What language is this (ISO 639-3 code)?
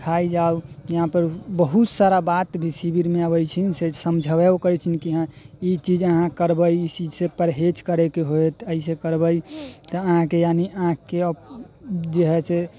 mai